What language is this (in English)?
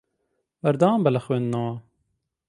Central Kurdish